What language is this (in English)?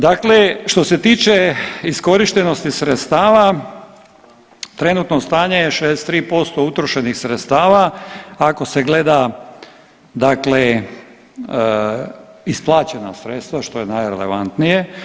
Croatian